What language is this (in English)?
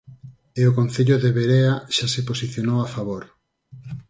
Galician